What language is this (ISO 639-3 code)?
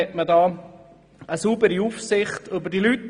gsw